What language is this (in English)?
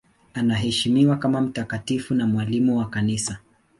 Swahili